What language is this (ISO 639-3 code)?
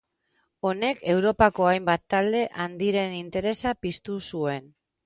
eus